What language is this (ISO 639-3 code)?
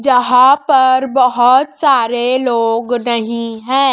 hin